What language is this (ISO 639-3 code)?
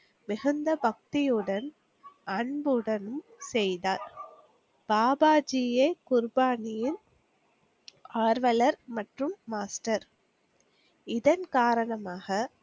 tam